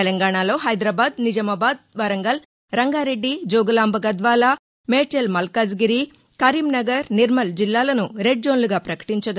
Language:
Telugu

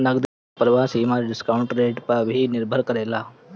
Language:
Bhojpuri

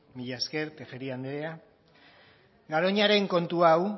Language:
Basque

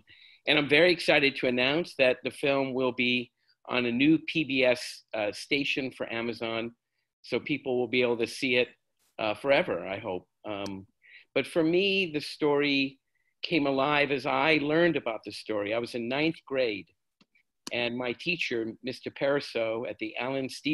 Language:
English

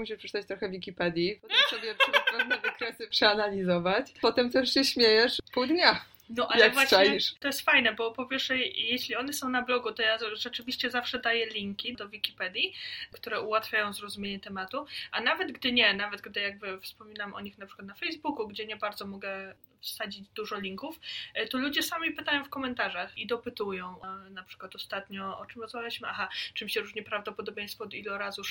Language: Polish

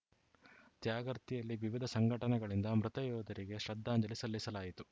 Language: Kannada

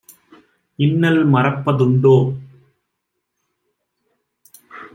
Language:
Tamil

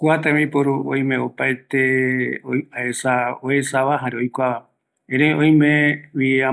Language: Eastern Bolivian Guaraní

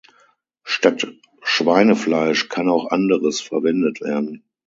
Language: German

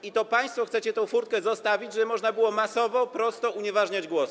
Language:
Polish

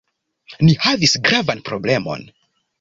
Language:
Esperanto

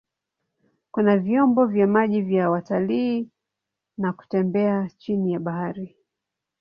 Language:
Swahili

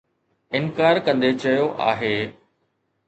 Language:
Sindhi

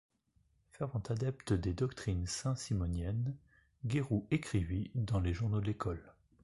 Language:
French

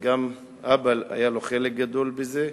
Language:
Hebrew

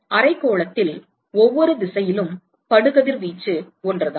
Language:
Tamil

